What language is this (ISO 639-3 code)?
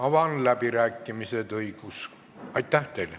est